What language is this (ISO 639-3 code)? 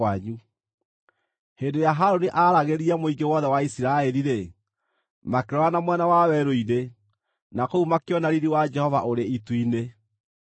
kik